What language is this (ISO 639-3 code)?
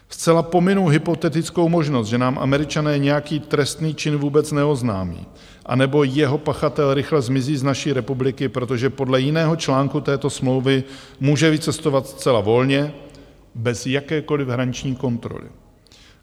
ces